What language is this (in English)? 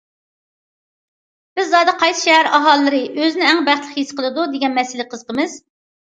Uyghur